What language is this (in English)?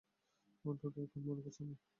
Bangla